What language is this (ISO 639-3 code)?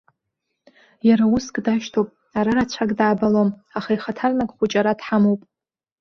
abk